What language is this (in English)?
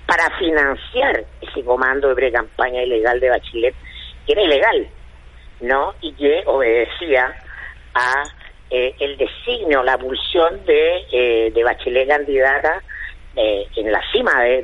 Spanish